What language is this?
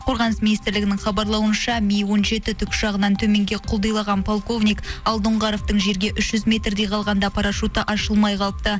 Kazakh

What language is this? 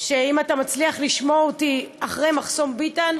Hebrew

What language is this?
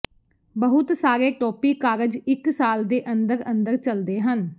Punjabi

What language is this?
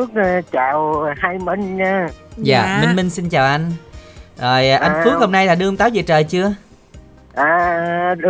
Vietnamese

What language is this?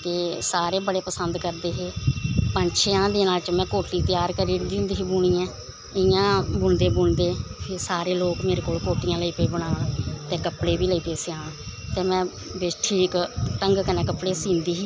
Dogri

